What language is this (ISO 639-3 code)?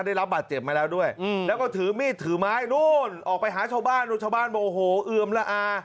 tha